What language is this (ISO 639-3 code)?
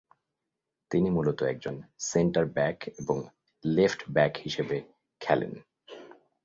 ben